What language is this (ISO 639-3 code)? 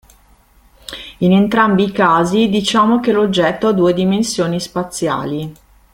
ita